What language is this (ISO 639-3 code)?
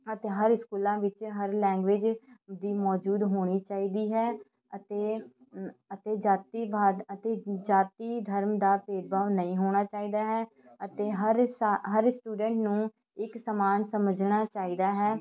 pan